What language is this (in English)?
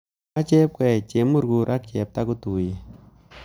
Kalenjin